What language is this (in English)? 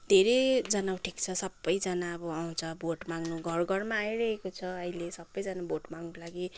Nepali